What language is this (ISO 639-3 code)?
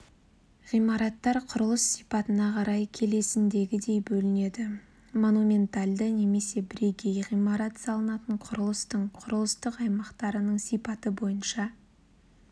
kaz